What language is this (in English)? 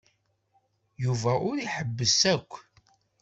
Kabyle